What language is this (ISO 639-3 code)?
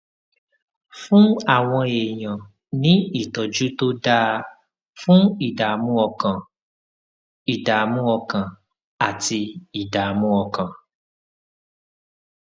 yor